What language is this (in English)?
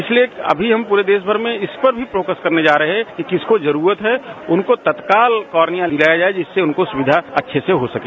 Hindi